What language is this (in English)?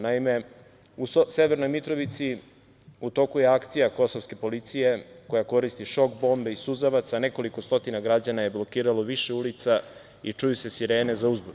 Serbian